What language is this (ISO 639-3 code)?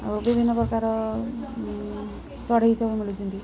ori